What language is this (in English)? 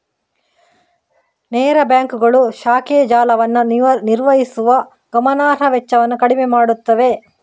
Kannada